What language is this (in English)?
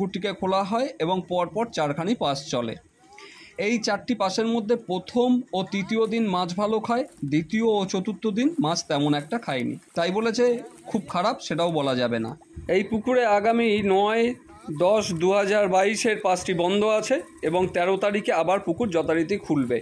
Romanian